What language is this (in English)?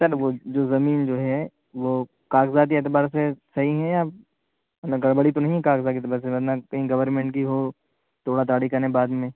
Urdu